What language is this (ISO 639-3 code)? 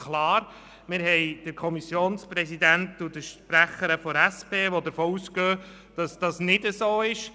gsw